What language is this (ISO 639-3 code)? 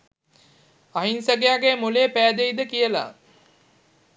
sin